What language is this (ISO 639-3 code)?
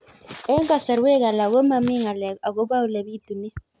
kln